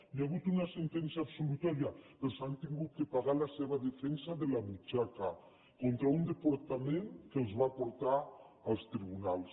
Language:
Catalan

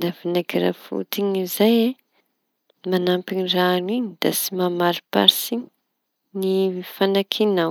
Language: Tanosy Malagasy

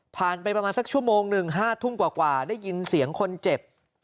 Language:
Thai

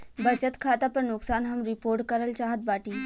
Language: Bhojpuri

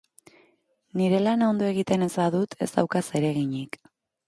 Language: Basque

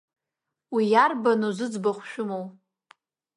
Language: Abkhazian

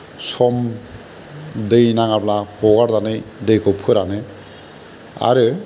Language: Bodo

